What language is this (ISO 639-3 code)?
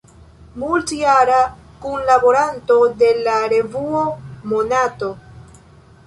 epo